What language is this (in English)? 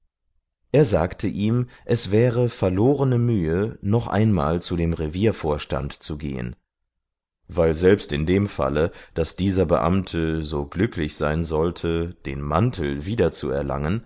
German